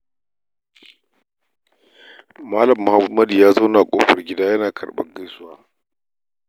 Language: Hausa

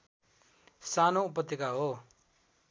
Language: Nepali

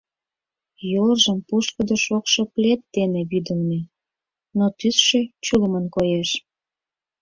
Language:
Mari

